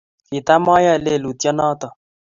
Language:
Kalenjin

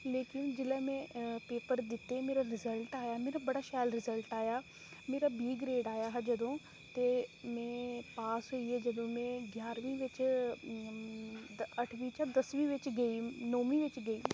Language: Dogri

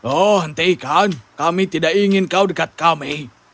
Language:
Indonesian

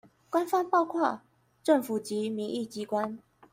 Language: Chinese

